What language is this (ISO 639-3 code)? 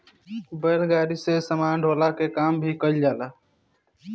bho